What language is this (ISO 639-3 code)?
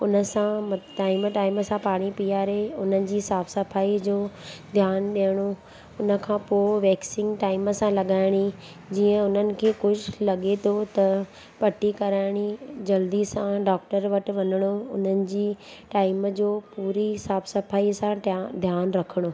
snd